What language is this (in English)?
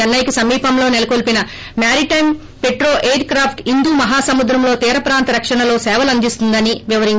Telugu